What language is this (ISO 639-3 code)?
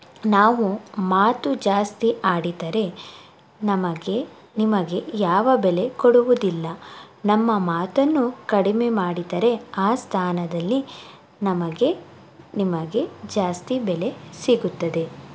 kan